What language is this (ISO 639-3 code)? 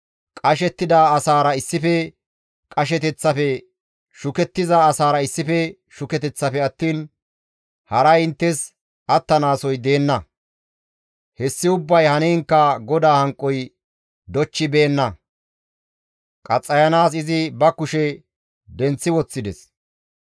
gmv